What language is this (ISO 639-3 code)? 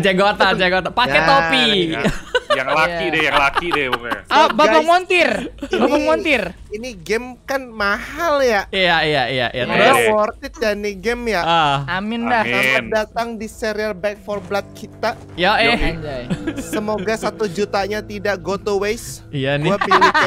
ind